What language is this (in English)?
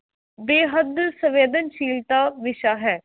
Punjabi